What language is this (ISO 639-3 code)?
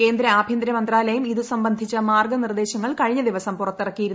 mal